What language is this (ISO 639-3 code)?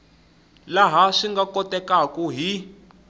tso